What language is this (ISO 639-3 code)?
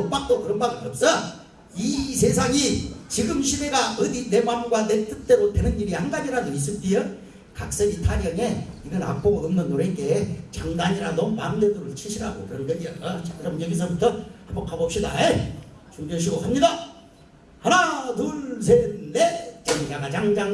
kor